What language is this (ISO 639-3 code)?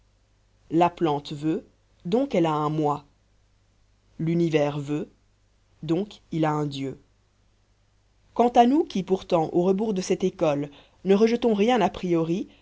fra